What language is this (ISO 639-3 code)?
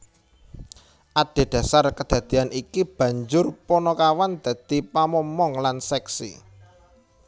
jav